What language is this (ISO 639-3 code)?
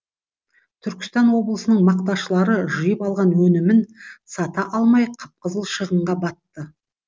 kaz